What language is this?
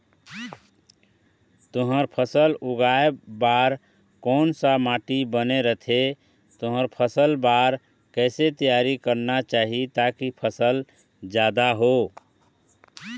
Chhattisgarhi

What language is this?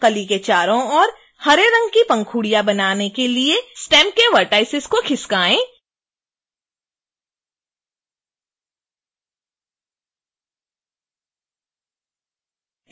Hindi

